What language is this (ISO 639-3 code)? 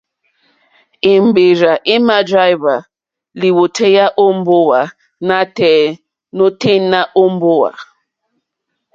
bri